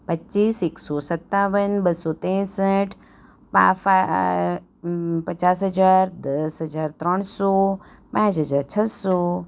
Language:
Gujarati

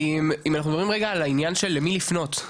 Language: Hebrew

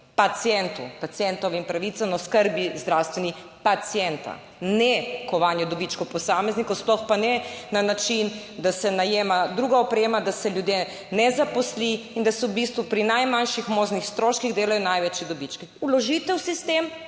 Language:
Slovenian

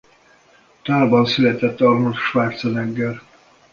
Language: Hungarian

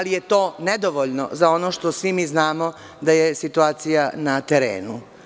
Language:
Serbian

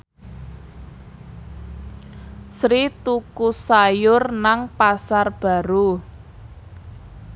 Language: Javanese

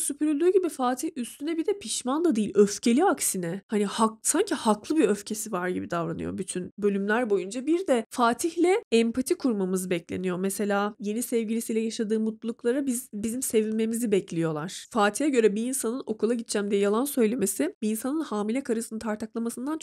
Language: Turkish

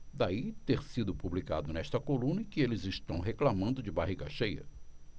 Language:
Portuguese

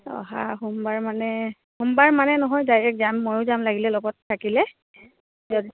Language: Assamese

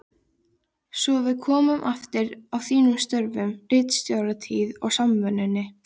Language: Icelandic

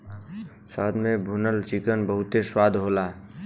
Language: Bhojpuri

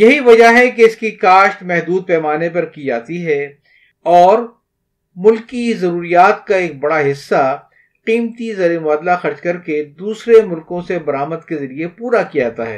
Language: Urdu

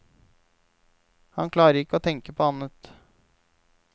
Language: Norwegian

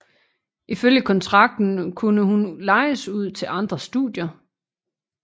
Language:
Danish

